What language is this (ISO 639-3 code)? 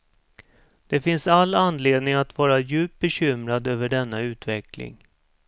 swe